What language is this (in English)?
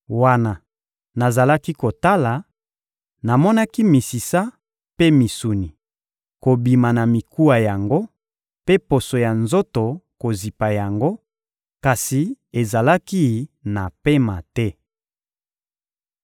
Lingala